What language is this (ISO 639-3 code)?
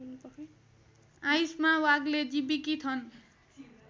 nep